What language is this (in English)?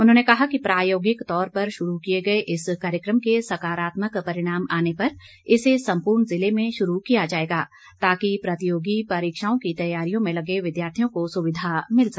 Hindi